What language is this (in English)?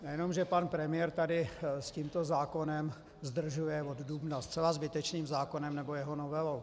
Czech